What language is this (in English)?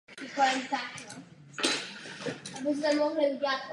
Czech